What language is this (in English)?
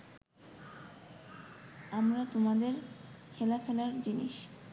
Bangla